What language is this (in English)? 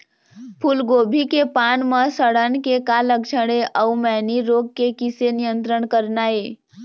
Chhattisgarhi